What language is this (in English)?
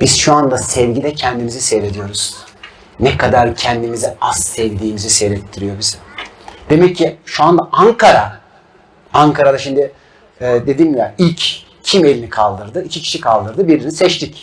Turkish